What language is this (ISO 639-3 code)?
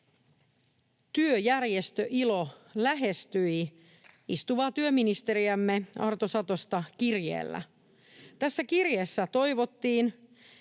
fin